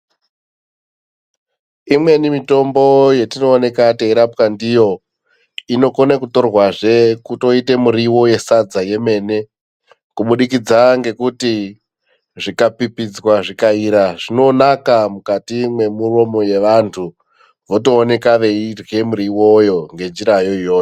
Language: Ndau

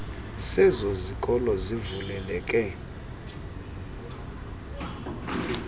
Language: Xhosa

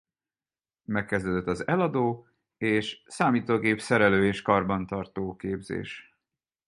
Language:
Hungarian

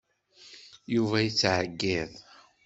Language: Kabyle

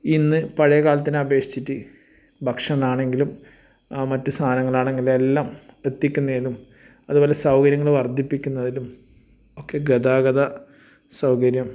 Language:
Malayalam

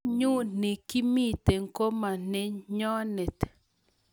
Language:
Kalenjin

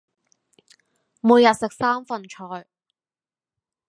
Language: Cantonese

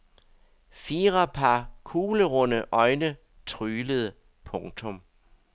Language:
Danish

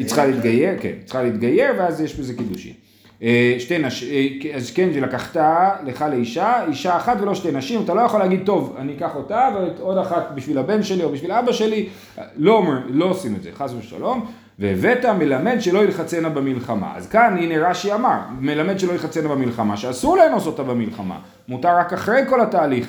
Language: Hebrew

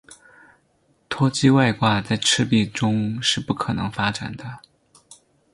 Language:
Chinese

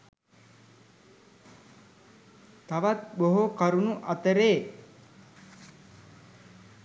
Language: Sinhala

